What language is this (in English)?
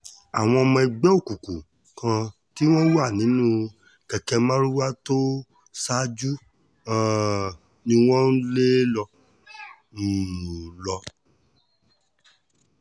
Yoruba